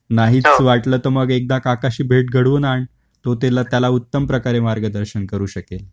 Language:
Marathi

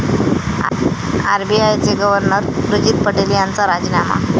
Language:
Marathi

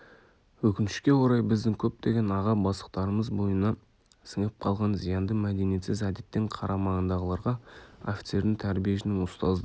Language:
Kazakh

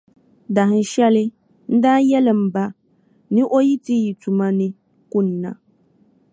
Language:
Dagbani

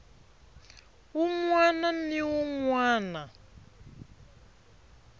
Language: Tsonga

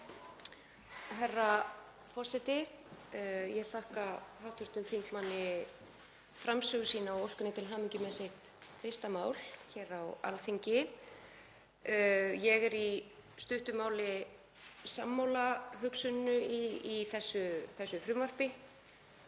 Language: Icelandic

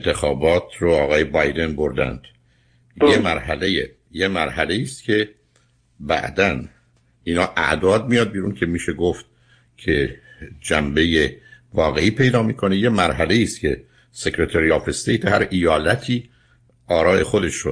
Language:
Persian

